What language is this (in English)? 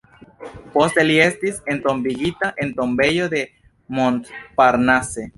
Esperanto